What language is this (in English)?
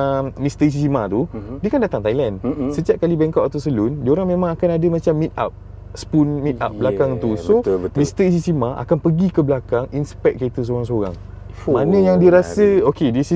Malay